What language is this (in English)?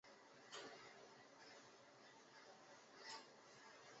Chinese